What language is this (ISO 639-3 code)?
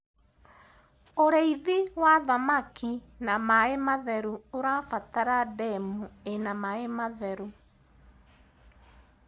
kik